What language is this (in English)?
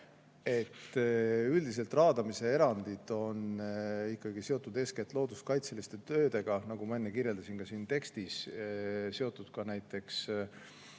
Estonian